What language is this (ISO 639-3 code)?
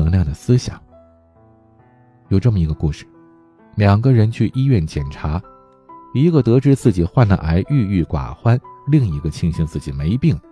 zho